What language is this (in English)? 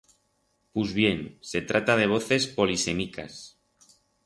Aragonese